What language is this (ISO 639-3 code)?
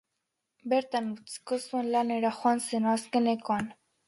eus